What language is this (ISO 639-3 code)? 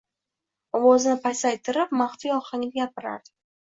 uzb